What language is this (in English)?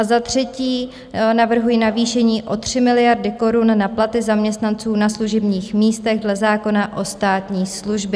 Czech